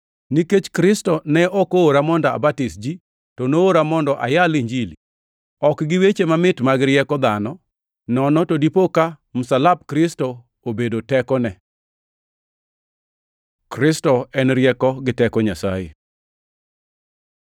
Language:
Luo (Kenya and Tanzania)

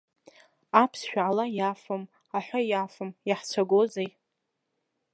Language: Abkhazian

